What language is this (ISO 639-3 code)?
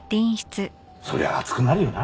jpn